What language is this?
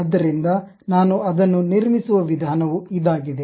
Kannada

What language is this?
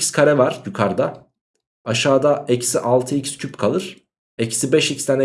Turkish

